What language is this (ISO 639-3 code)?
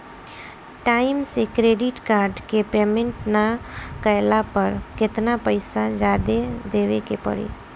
bho